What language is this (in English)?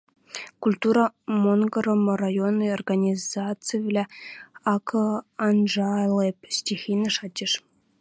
Western Mari